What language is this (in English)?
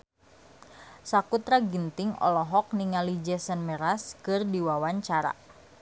Sundanese